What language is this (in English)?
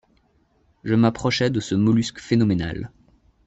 French